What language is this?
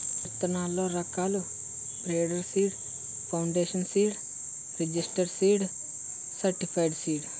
Telugu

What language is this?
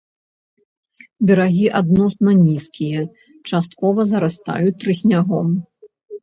Belarusian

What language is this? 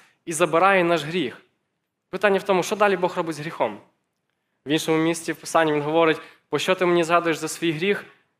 Ukrainian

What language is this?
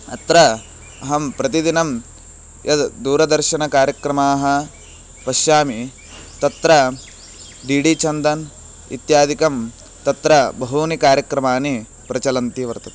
Sanskrit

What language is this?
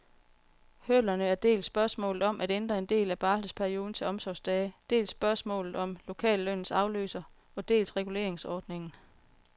Danish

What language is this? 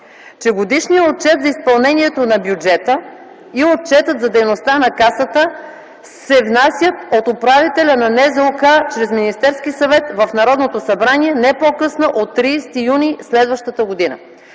Bulgarian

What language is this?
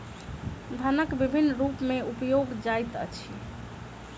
Maithili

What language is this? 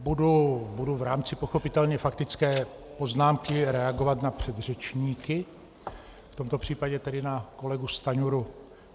Czech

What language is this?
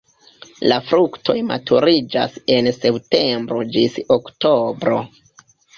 Esperanto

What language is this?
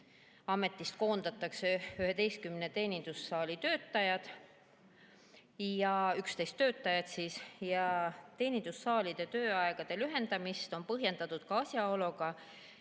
Estonian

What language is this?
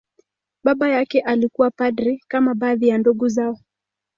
Swahili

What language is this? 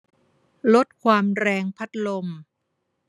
Thai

